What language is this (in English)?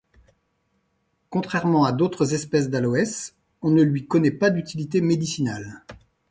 French